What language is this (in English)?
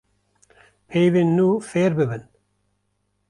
Kurdish